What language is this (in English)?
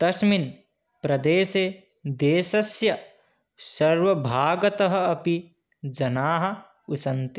Sanskrit